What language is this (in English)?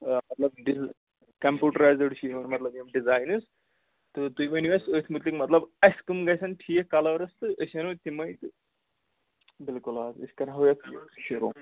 Kashmiri